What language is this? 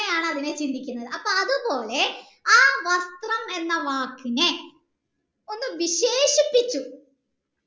Malayalam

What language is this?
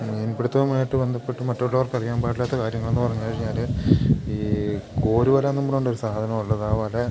Malayalam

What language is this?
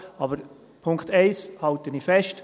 Swiss German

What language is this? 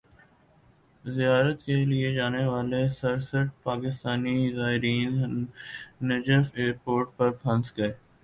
Urdu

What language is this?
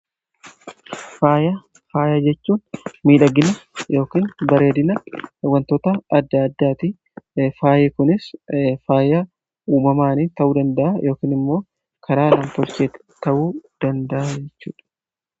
Oromo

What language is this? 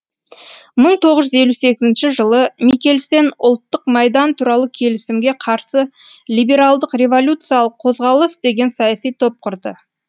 Kazakh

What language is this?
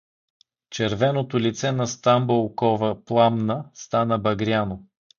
Bulgarian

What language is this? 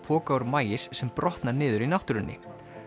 Icelandic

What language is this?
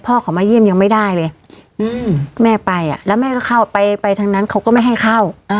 Thai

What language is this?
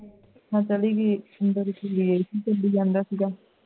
Punjabi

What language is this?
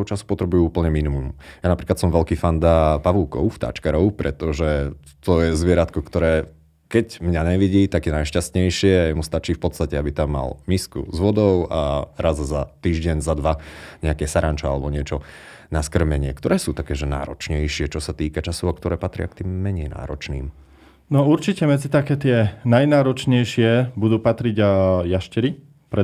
Slovak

